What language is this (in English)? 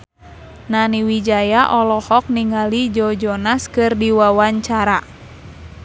Sundanese